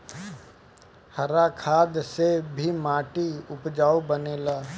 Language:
Bhojpuri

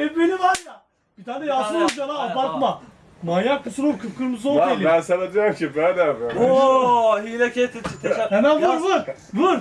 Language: Turkish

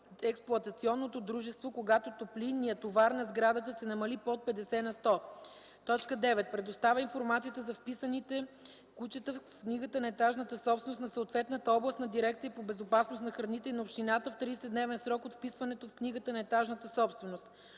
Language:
Bulgarian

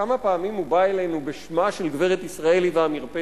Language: Hebrew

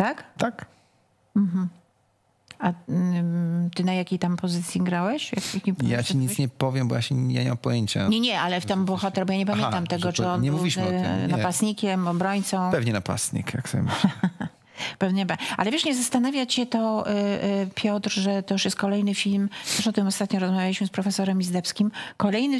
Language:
Polish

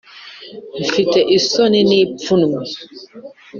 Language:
Kinyarwanda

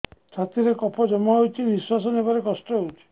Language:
Odia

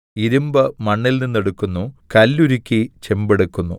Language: Malayalam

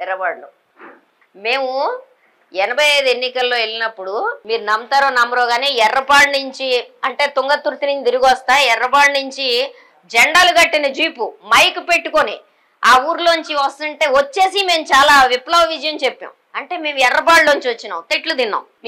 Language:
Telugu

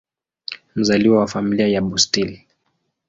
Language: Swahili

